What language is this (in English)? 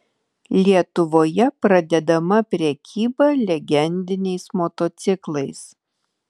Lithuanian